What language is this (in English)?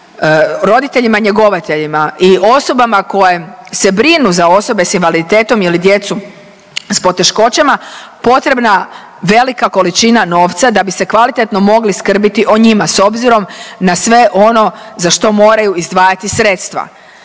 Croatian